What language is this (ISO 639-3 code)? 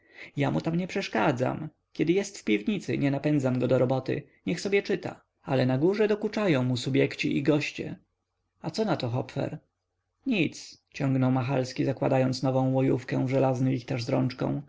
pol